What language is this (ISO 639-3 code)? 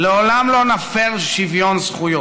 heb